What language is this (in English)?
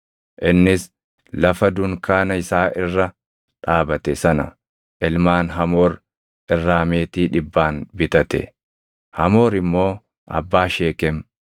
Oromo